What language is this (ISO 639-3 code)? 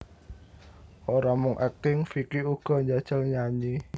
jav